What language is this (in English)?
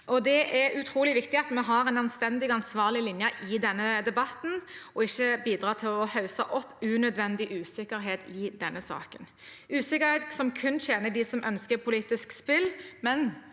Norwegian